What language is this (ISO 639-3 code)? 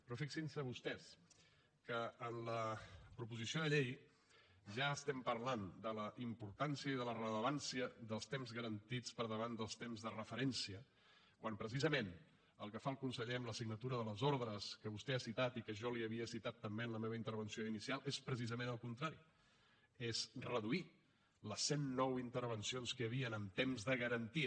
cat